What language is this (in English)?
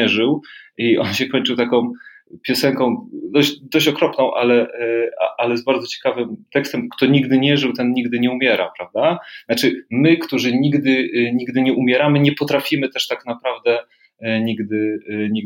Polish